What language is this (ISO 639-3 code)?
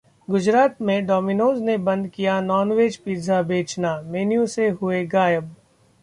hin